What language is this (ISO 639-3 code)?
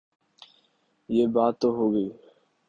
urd